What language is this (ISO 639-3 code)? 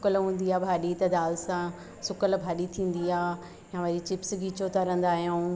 snd